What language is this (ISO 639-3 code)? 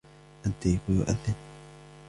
ara